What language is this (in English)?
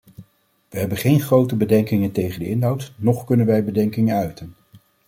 Dutch